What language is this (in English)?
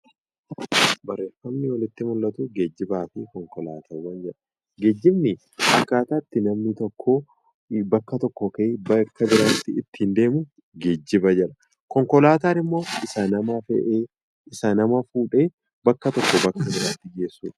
Oromo